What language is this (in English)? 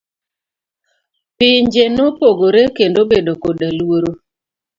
Luo (Kenya and Tanzania)